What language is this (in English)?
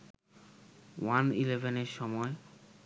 Bangla